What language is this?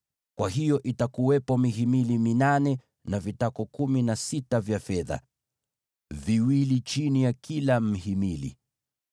Swahili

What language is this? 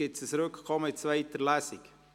Swiss German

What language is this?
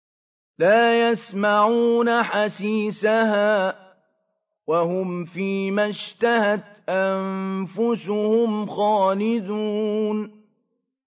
Arabic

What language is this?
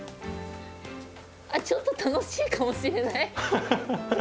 Japanese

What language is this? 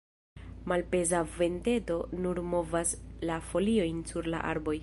Esperanto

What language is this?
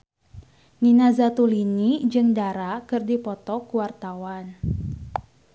Sundanese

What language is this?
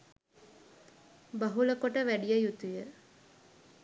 Sinhala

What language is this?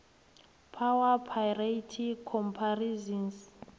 South Ndebele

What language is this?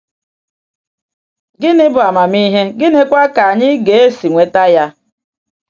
Igbo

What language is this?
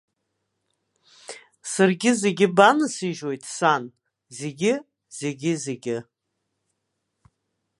Abkhazian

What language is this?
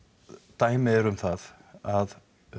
Icelandic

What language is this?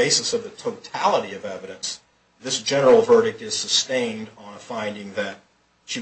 English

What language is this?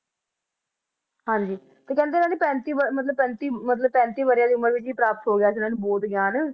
Punjabi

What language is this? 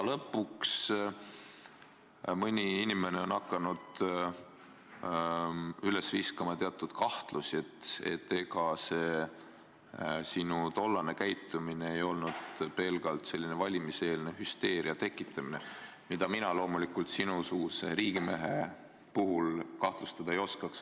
Estonian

